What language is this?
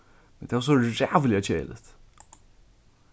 Faroese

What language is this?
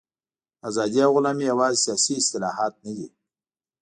Pashto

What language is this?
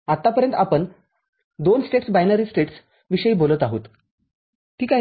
Marathi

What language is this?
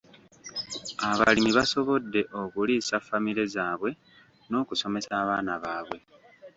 Ganda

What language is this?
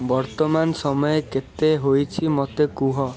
Odia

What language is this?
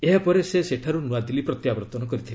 Odia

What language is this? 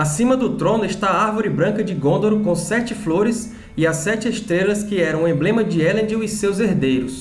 Portuguese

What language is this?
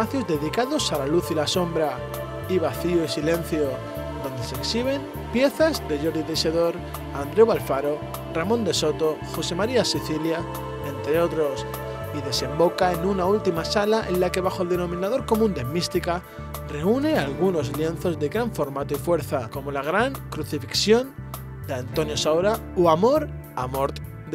Spanish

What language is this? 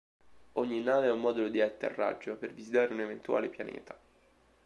Italian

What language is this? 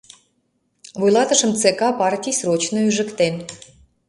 Mari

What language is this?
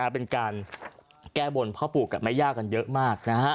Thai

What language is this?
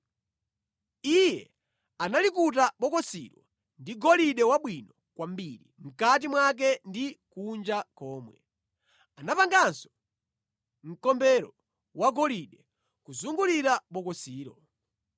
Nyanja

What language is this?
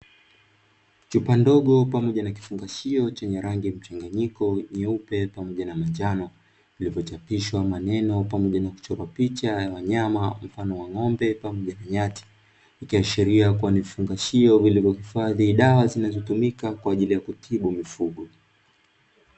Swahili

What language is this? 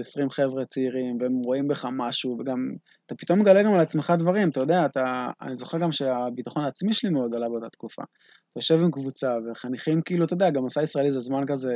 Hebrew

